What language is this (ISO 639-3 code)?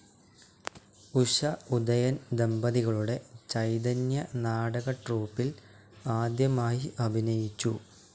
mal